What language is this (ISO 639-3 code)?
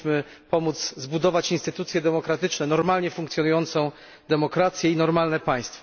pol